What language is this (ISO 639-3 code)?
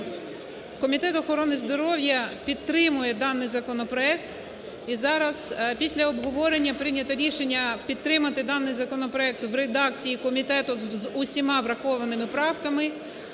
ukr